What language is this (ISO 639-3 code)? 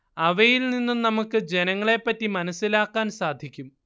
mal